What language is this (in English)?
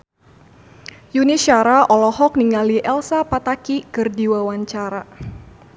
Sundanese